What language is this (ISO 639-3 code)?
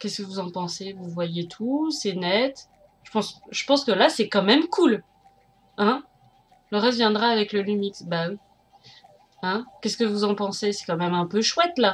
fra